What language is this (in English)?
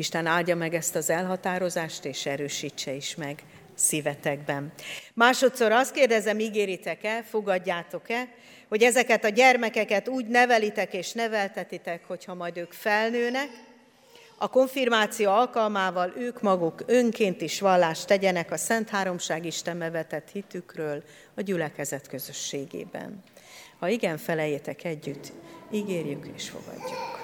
Hungarian